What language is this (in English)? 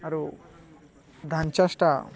Odia